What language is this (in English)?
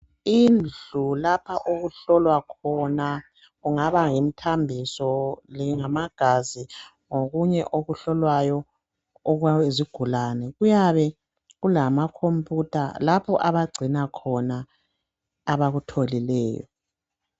North Ndebele